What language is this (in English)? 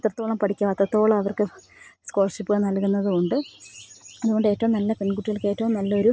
Malayalam